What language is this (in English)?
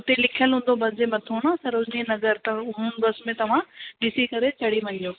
Sindhi